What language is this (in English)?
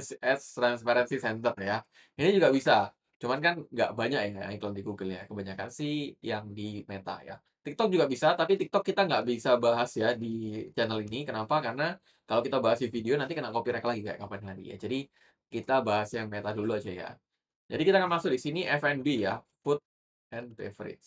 Indonesian